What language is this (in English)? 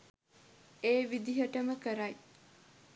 Sinhala